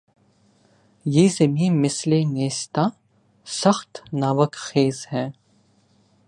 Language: Urdu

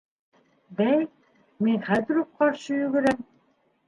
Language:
Bashkir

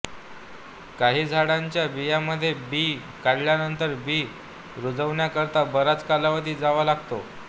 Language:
Marathi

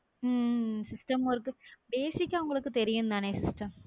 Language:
Tamil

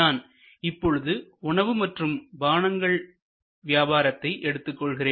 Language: Tamil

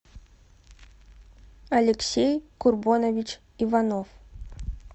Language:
Russian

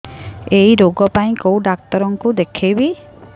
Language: Odia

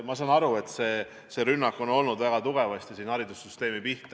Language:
Estonian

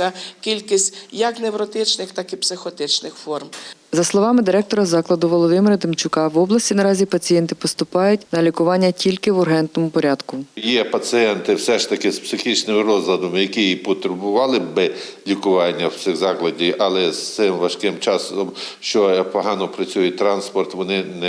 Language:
Ukrainian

